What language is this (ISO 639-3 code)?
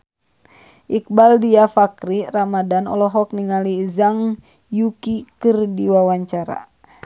sun